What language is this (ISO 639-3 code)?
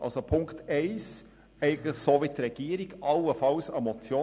gsw